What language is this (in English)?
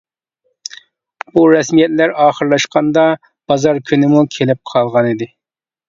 Uyghur